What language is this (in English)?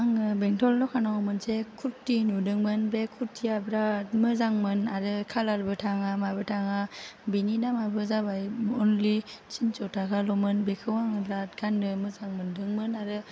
Bodo